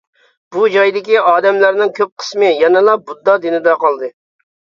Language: Uyghur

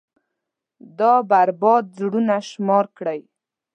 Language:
Pashto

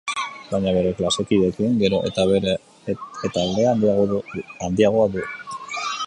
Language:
Basque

